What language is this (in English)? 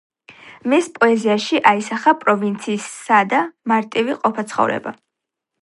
Georgian